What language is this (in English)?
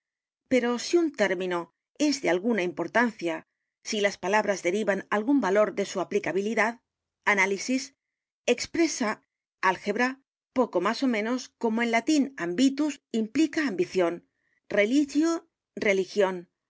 Spanish